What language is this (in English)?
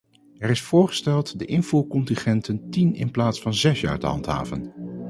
Dutch